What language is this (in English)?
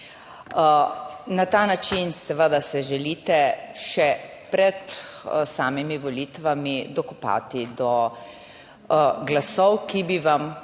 Slovenian